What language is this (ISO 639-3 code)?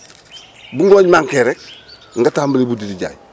wol